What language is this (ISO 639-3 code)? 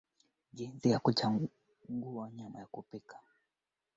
swa